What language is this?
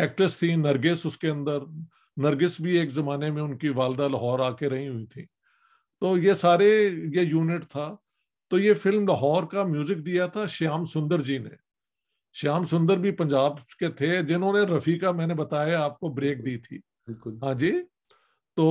Urdu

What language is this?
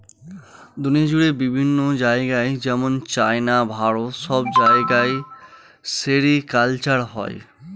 Bangla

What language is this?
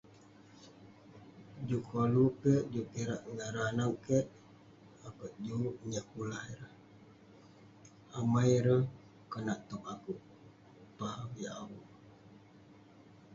Western Penan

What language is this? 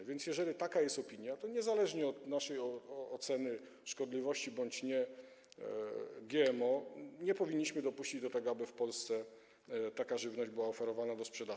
Polish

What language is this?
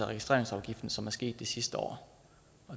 Danish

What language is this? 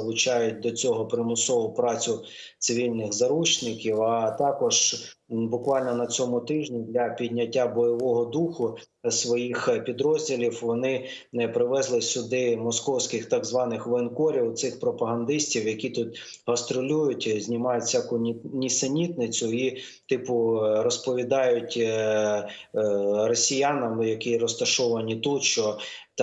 Ukrainian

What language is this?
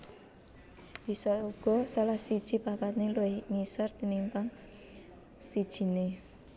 Javanese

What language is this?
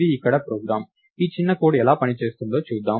Telugu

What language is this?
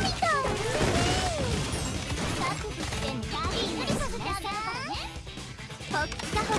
Japanese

